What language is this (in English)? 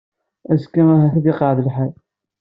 Kabyle